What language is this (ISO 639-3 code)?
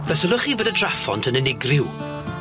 cym